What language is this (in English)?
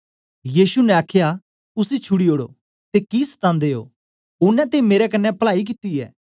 Dogri